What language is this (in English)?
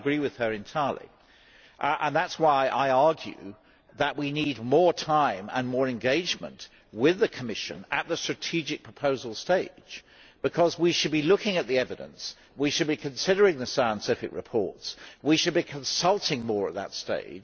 English